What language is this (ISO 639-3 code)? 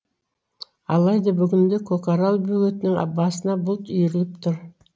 kaz